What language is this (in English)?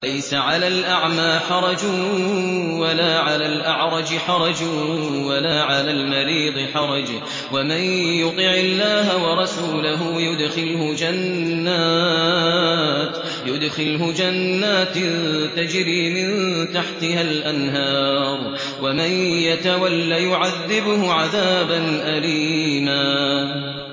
Arabic